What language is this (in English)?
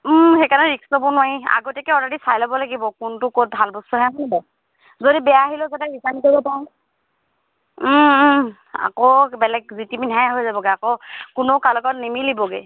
Assamese